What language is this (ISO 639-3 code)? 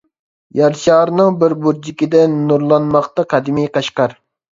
uig